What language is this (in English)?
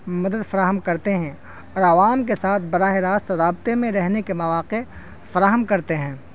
Urdu